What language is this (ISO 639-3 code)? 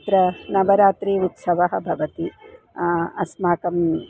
san